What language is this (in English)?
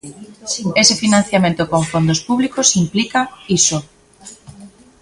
Galician